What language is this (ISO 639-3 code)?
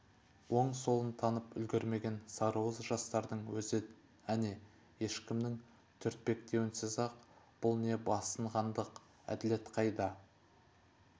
kaz